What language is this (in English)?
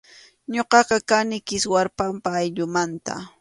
Arequipa-La Unión Quechua